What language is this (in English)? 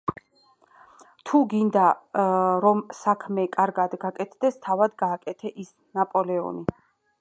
Georgian